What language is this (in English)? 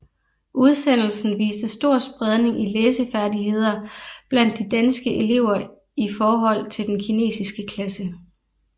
Danish